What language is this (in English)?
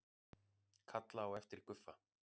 Icelandic